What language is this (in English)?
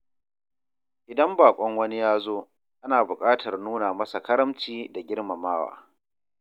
Hausa